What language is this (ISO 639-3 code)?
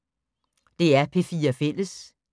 dan